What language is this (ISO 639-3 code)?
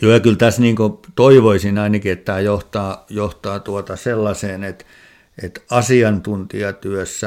fin